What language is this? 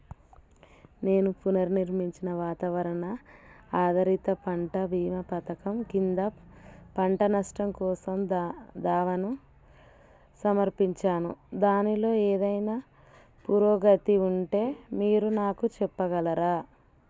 Telugu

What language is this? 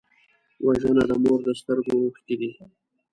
Pashto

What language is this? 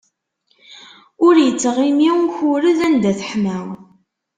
Kabyle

